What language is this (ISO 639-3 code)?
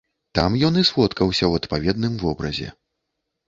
bel